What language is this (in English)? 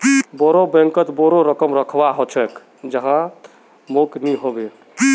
Magahi